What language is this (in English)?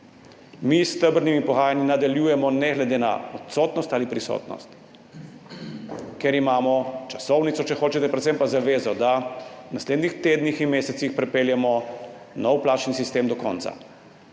Slovenian